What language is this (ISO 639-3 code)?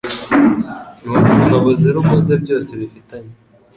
kin